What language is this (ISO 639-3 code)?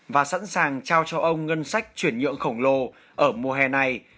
vie